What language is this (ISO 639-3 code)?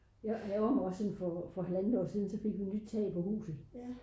dan